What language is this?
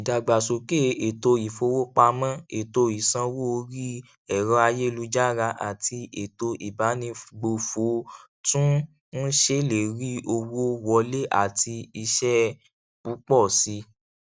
Yoruba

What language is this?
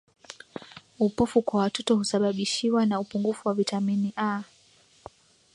Swahili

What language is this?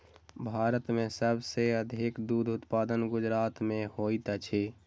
Maithili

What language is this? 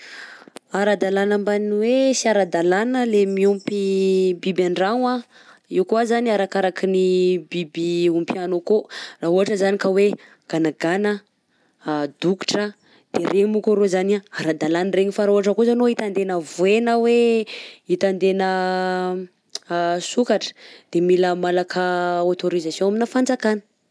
Southern Betsimisaraka Malagasy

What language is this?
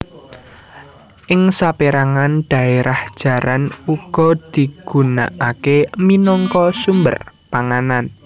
Javanese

